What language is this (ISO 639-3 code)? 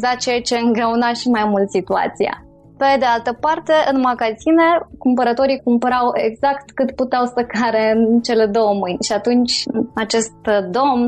ron